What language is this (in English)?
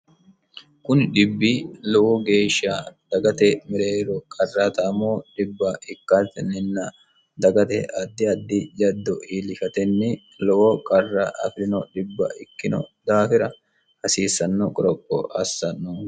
Sidamo